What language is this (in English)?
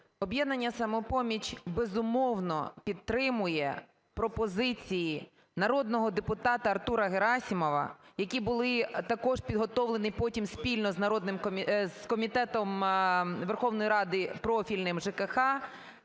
Ukrainian